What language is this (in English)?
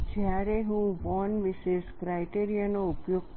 Gujarati